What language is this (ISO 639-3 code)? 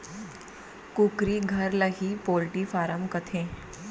hne